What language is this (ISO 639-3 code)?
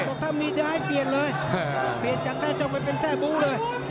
tha